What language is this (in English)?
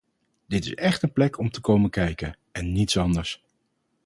Dutch